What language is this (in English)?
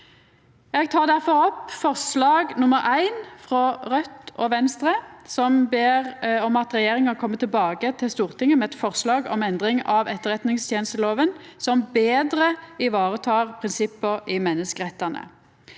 Norwegian